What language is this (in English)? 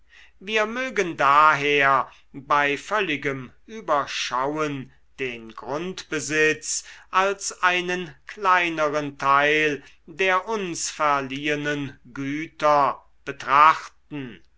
German